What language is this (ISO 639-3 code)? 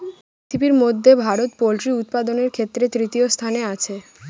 ben